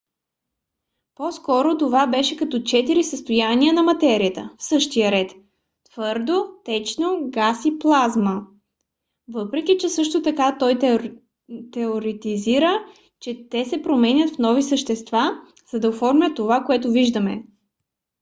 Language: Bulgarian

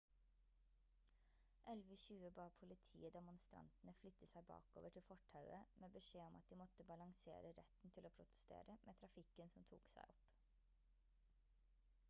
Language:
Norwegian Bokmål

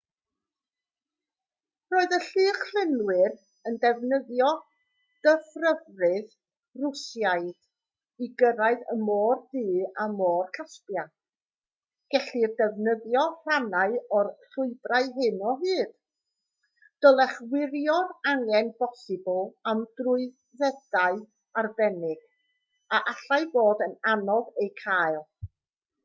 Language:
Welsh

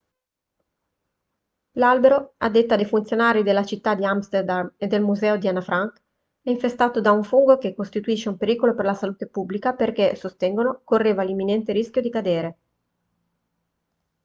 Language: Italian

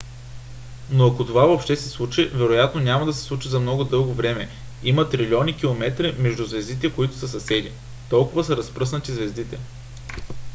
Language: Bulgarian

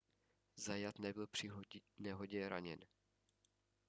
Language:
Czech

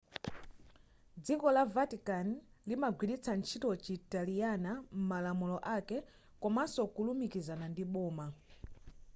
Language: Nyanja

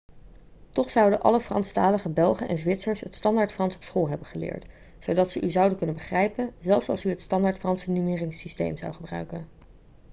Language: Dutch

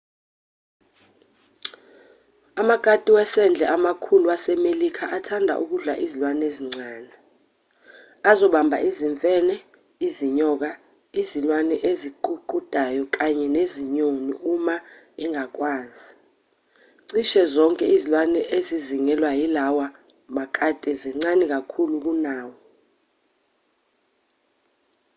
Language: Zulu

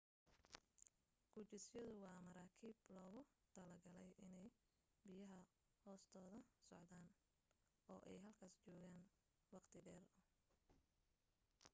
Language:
Somali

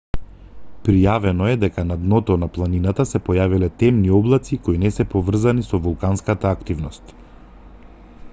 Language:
Macedonian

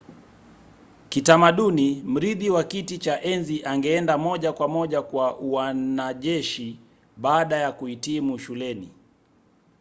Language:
Swahili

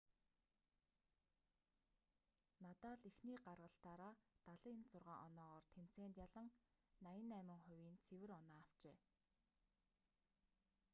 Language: Mongolian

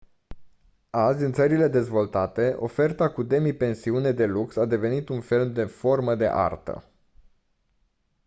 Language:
Romanian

